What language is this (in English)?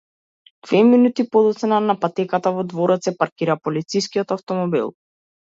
Macedonian